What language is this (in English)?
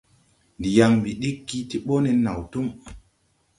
Tupuri